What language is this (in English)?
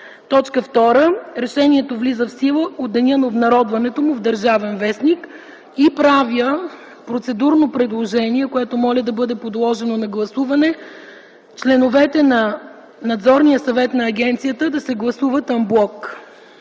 Bulgarian